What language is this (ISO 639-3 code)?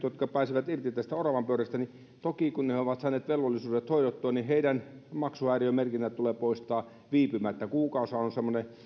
fin